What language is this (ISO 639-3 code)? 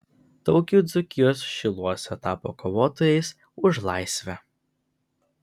lit